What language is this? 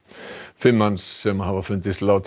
Icelandic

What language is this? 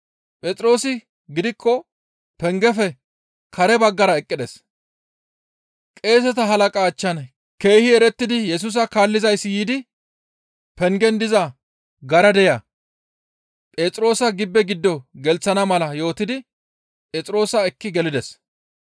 Gamo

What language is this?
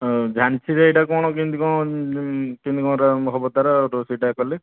Odia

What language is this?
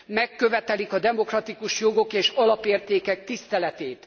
Hungarian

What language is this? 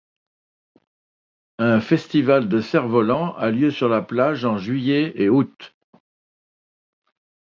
French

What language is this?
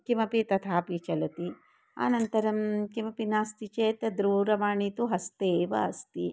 Sanskrit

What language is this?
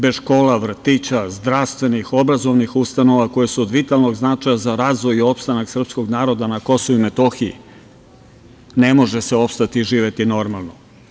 Serbian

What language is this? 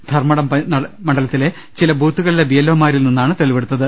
Malayalam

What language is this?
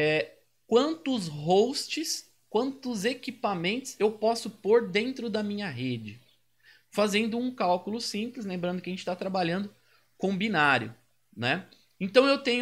Portuguese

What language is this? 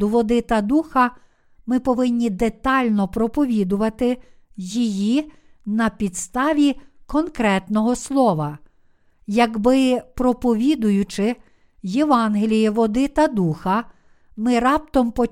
Ukrainian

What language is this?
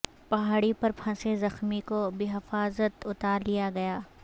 Urdu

